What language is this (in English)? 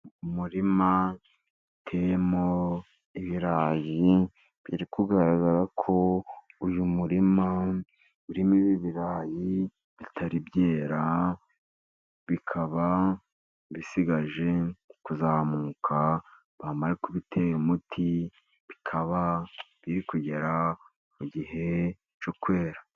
Kinyarwanda